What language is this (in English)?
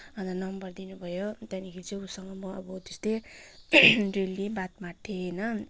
Nepali